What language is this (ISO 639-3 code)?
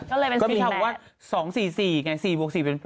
tha